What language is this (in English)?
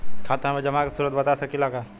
Bhojpuri